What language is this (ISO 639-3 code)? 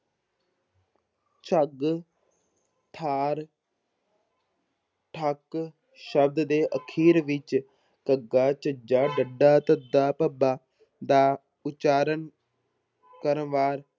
pan